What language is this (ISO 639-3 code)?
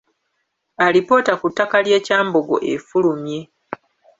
lug